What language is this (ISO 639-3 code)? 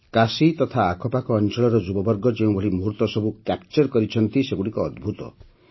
ori